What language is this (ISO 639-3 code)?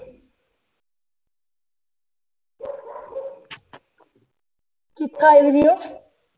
pan